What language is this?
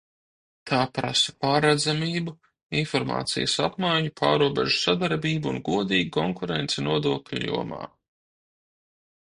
Latvian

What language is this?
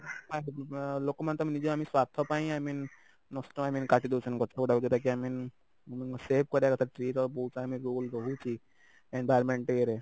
Odia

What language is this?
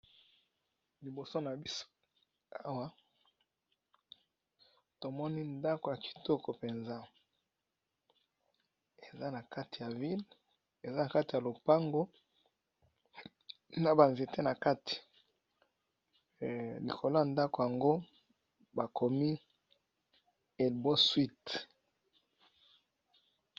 Lingala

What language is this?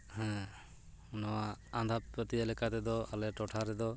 Santali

